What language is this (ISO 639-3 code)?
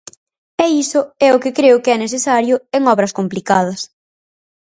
glg